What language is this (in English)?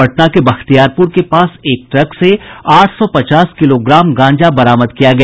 Hindi